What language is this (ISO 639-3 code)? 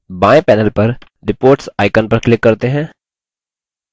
hin